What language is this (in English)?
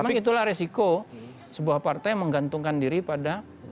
Indonesian